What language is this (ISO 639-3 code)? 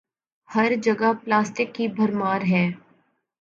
urd